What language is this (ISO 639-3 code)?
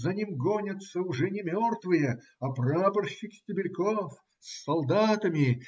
rus